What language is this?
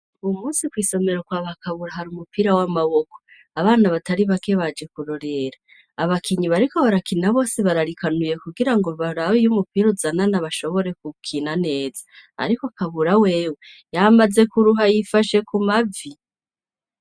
Rundi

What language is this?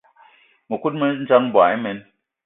Eton (Cameroon)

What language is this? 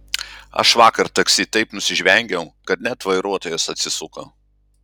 Lithuanian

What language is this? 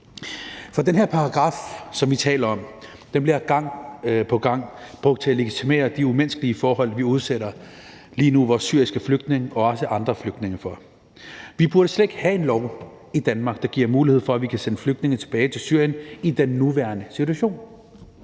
Danish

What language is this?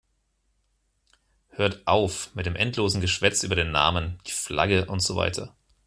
German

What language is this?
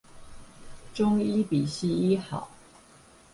Chinese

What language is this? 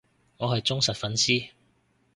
Cantonese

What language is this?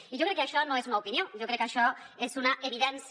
Catalan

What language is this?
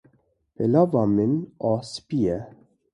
Kurdish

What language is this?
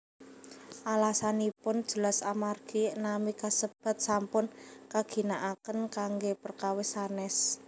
Javanese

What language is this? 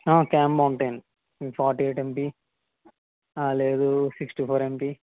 Telugu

